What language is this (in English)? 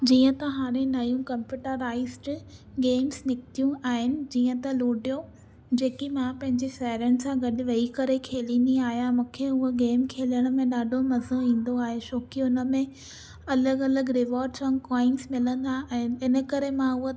Sindhi